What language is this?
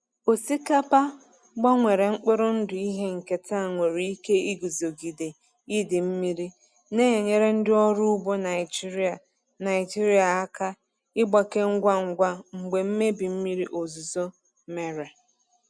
Igbo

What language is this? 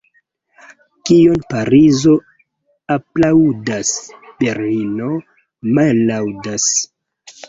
Esperanto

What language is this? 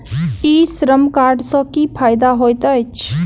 Maithili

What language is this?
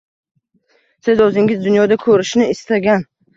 Uzbek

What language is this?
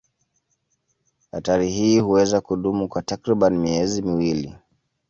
Swahili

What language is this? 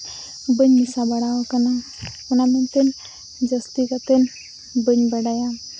Santali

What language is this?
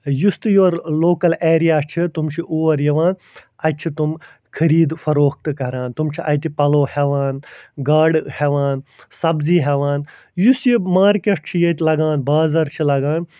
Kashmiri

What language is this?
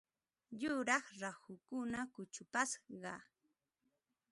Ambo-Pasco Quechua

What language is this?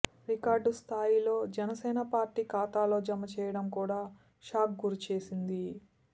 Telugu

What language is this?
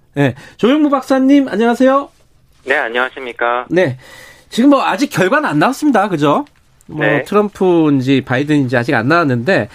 Korean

